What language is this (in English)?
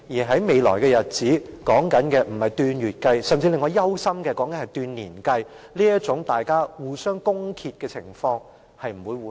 Cantonese